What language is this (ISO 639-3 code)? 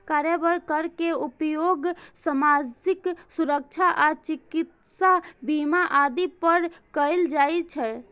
mai